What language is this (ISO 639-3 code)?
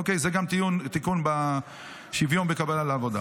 heb